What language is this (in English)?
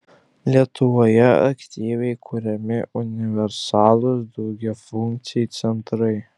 Lithuanian